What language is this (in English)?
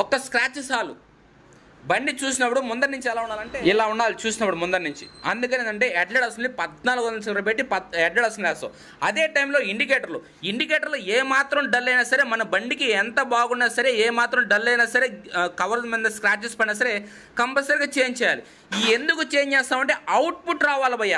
Telugu